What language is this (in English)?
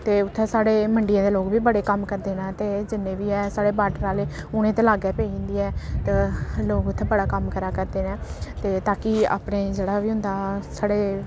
Dogri